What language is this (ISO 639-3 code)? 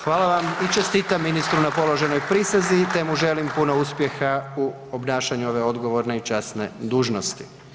hrv